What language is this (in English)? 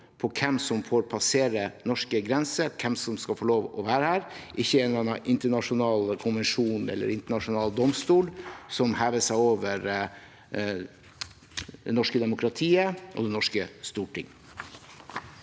Norwegian